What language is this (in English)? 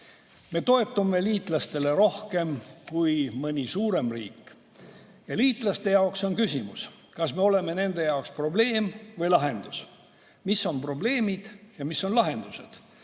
Estonian